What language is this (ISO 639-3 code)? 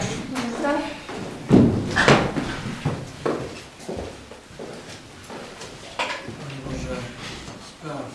pol